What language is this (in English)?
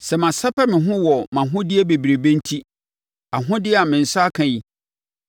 Akan